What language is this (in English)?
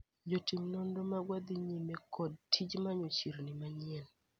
Luo (Kenya and Tanzania)